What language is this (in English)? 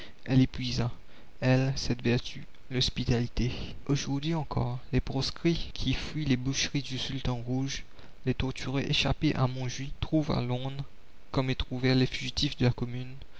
French